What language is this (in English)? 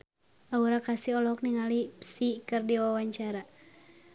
Sundanese